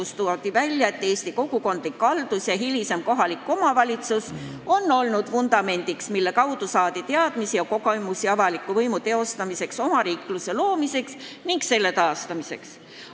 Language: Estonian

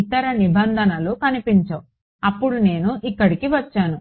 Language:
Telugu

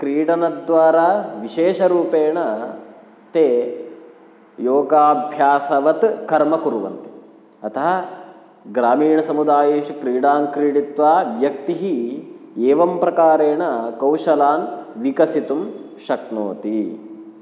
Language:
Sanskrit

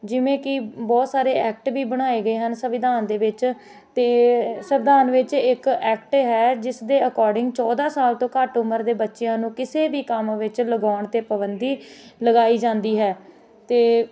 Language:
Punjabi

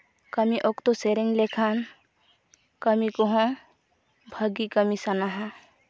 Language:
Santali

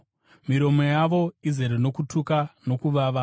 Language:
Shona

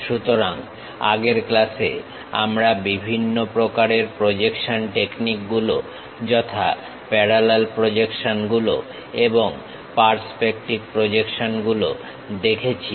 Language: Bangla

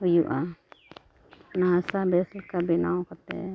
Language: Santali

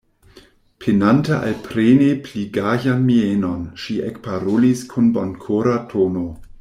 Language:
Esperanto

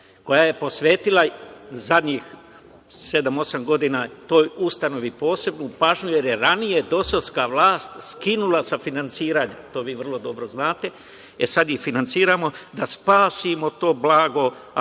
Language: Serbian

